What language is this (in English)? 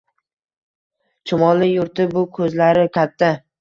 Uzbek